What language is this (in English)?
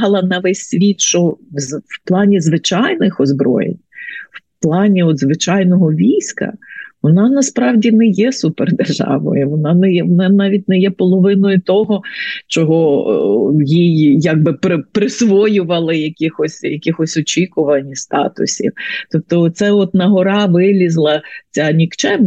Ukrainian